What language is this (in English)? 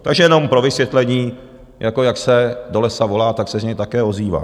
Czech